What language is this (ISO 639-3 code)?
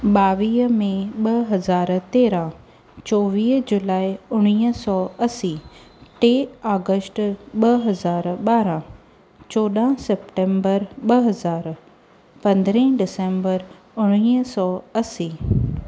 snd